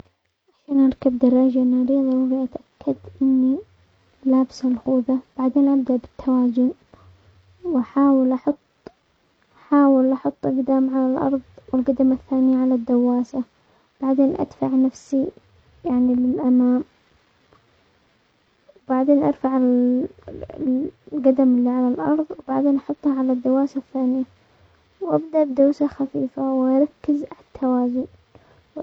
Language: Omani Arabic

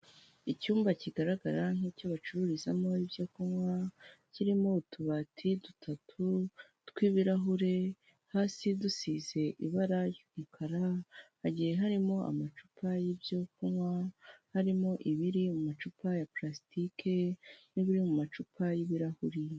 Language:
Kinyarwanda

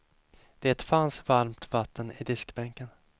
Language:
Swedish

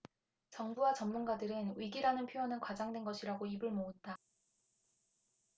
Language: Korean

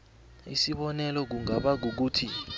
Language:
South Ndebele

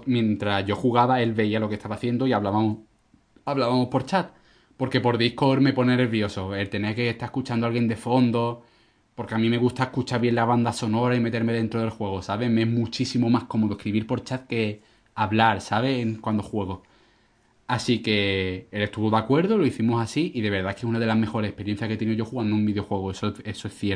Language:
Spanish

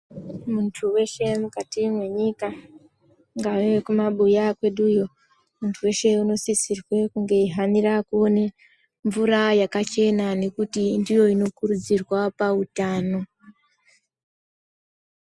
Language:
Ndau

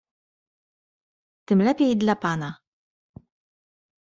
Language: Polish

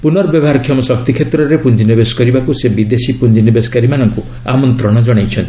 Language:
Odia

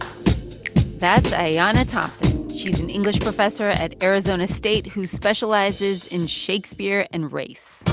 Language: English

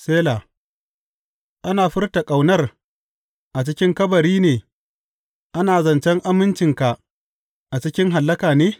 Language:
Hausa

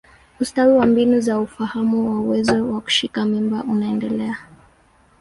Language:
Swahili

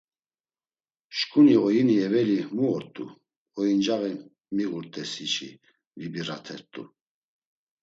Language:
Laz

